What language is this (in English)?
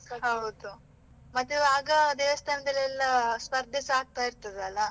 Kannada